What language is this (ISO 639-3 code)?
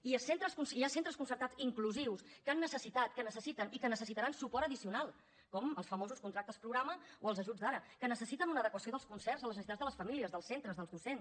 cat